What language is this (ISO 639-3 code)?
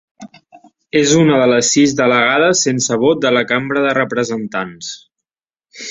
cat